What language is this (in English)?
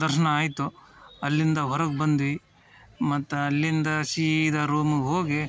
Kannada